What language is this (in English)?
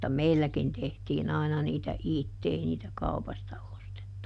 Finnish